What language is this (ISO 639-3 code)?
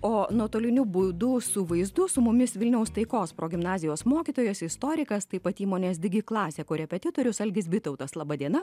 lit